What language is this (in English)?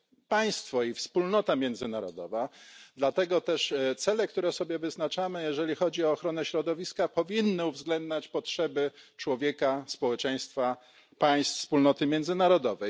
Polish